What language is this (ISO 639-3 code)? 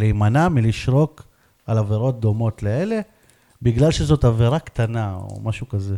heb